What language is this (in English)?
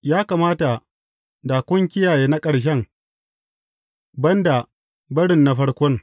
Hausa